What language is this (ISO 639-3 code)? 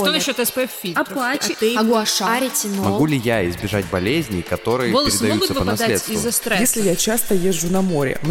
rus